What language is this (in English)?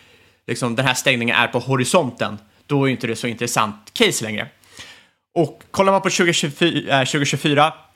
Swedish